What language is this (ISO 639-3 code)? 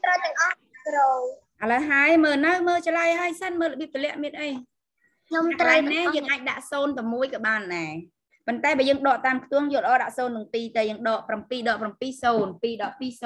tha